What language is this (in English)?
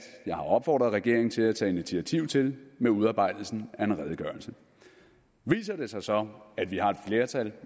Danish